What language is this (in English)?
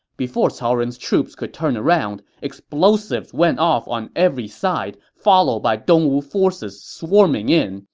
English